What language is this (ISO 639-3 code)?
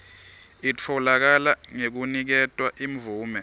ssw